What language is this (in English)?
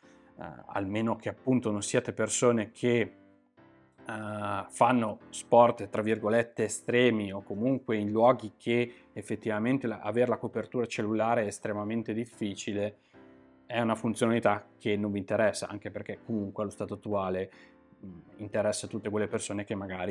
Italian